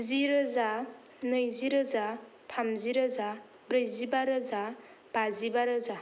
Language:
Bodo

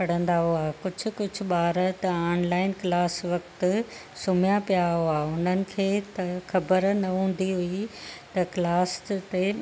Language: Sindhi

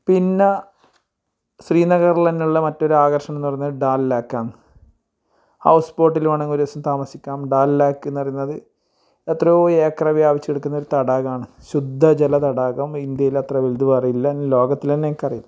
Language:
Malayalam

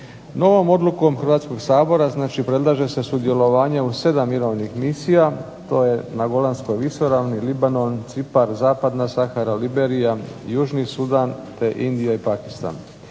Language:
Croatian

